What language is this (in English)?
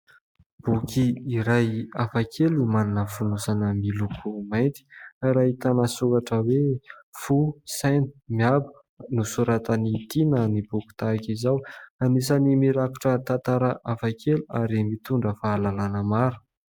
Malagasy